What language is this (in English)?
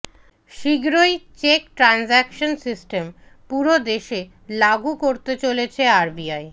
Bangla